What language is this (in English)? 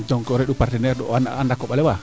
Serer